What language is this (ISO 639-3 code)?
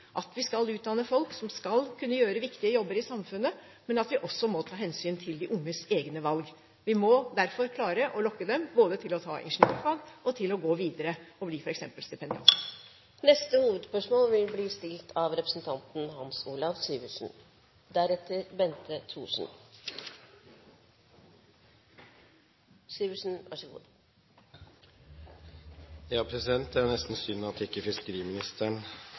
nor